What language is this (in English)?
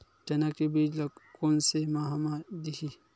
Chhattisgarhi